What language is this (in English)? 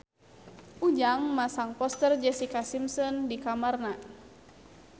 Sundanese